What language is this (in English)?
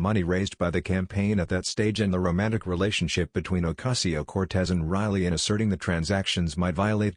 English